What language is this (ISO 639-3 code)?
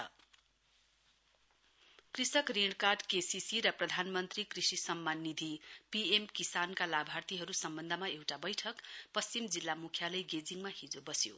nep